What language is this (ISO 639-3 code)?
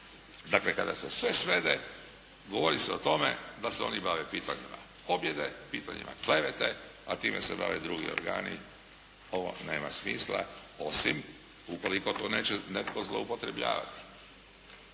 hrv